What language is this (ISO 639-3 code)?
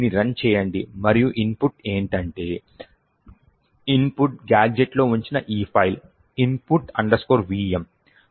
tel